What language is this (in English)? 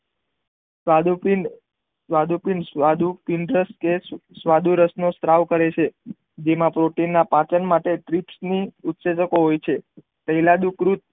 Gujarati